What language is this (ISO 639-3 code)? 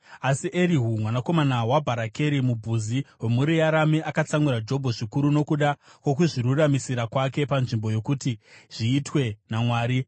sna